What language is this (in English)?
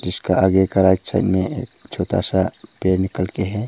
Hindi